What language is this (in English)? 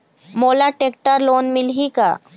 Chhattisgarhi